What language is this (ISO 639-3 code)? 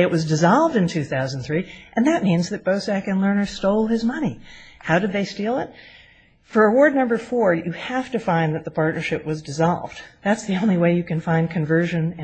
eng